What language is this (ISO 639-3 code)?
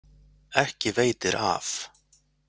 isl